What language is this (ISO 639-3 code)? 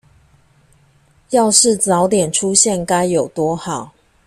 zho